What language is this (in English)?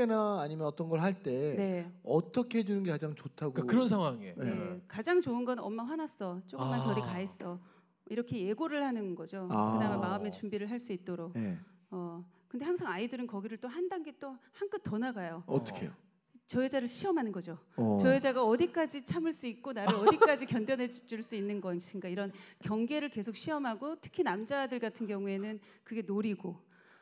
Korean